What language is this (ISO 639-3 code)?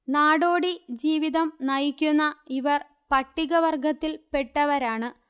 mal